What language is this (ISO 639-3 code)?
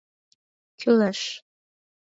chm